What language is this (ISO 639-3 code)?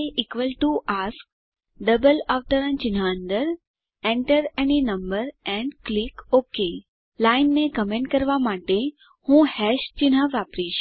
guj